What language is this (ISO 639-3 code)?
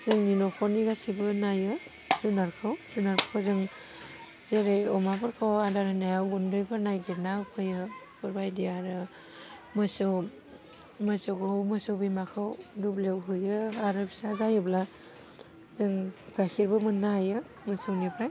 brx